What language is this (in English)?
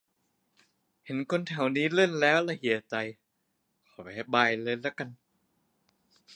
Thai